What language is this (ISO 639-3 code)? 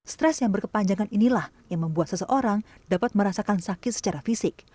ind